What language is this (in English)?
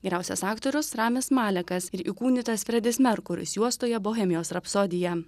Lithuanian